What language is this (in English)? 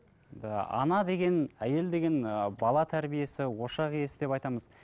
Kazakh